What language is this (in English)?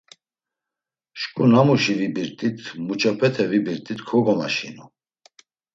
Laz